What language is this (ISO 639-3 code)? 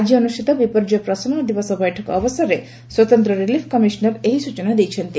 ori